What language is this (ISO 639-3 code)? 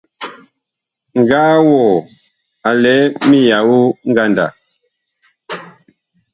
bkh